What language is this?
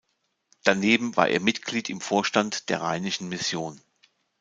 German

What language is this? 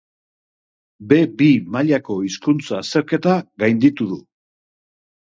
Basque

